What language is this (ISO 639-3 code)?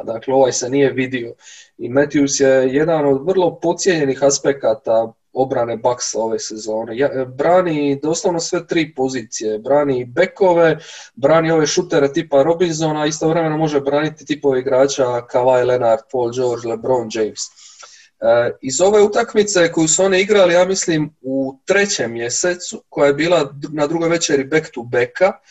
hrv